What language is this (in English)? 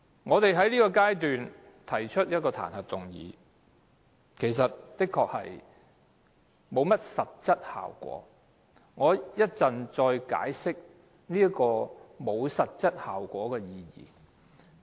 Cantonese